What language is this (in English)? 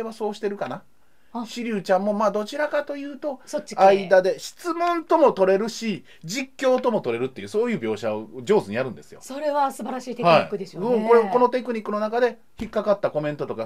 Japanese